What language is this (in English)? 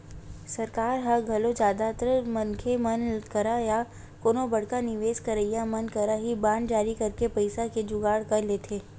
Chhattisgarhi